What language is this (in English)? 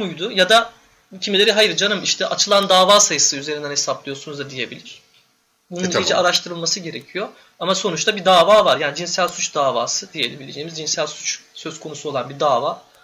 Turkish